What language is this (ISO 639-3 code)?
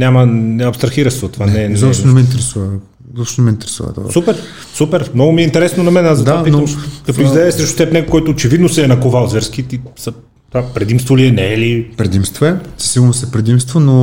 bul